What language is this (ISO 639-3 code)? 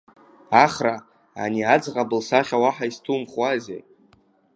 abk